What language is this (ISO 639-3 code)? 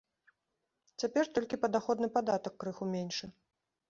bel